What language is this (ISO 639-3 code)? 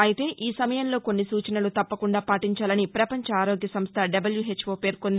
tel